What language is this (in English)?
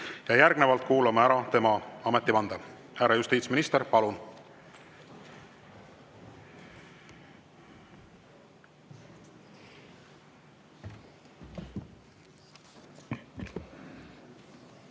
Estonian